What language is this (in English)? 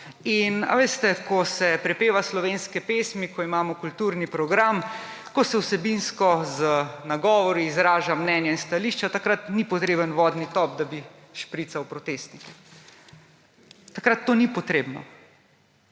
Slovenian